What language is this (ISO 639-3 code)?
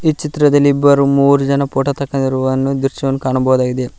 kan